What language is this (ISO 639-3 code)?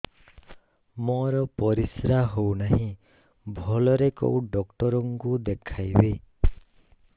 ori